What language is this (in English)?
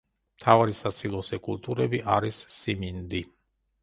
Georgian